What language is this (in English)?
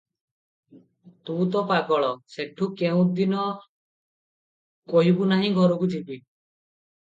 Odia